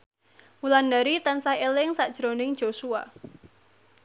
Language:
Javanese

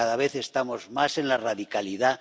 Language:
Spanish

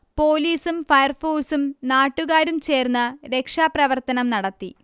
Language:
Malayalam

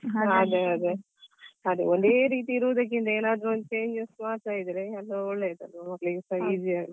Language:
Kannada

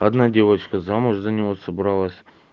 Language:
Russian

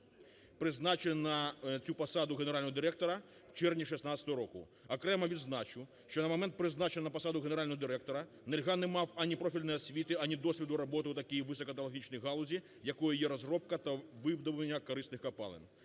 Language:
Ukrainian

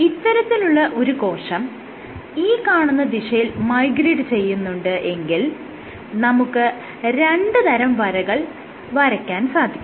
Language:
Malayalam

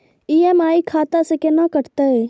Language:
Maithili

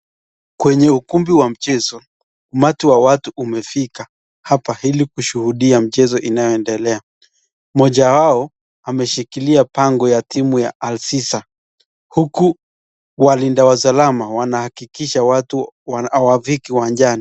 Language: Swahili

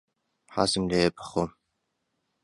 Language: Central Kurdish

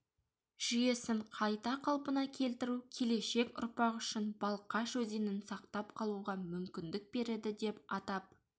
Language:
Kazakh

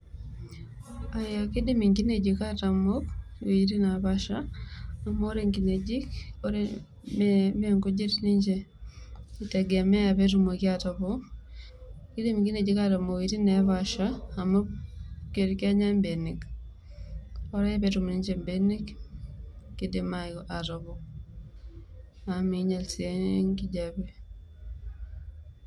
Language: Masai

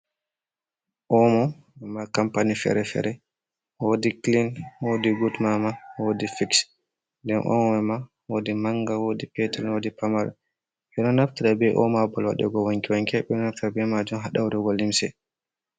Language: Fula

